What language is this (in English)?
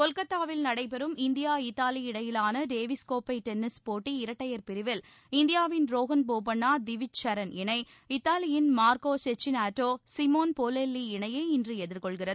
Tamil